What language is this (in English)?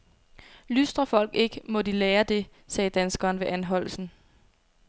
Danish